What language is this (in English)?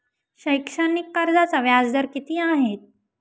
Marathi